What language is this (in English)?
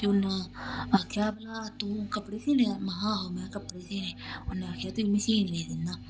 Dogri